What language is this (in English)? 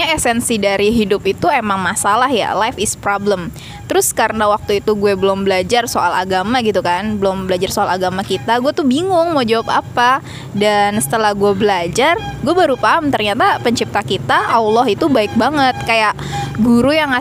Indonesian